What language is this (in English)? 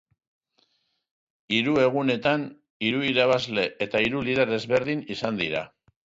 Basque